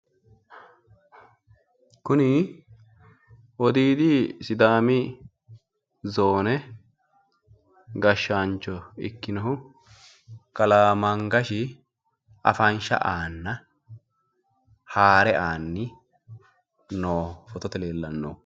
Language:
Sidamo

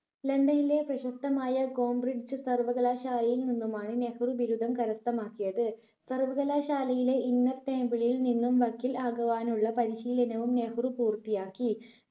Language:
Malayalam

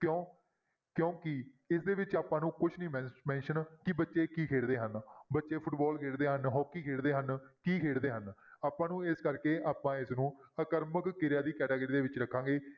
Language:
Punjabi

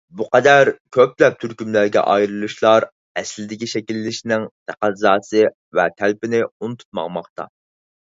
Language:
Uyghur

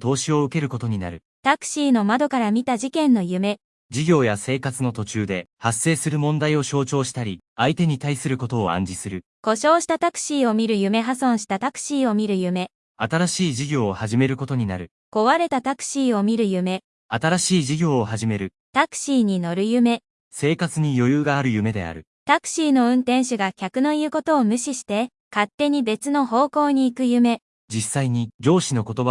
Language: Japanese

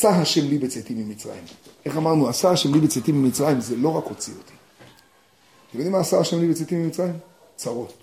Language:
Hebrew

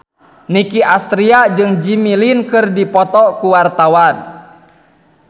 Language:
Sundanese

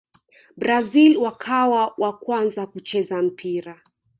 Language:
Swahili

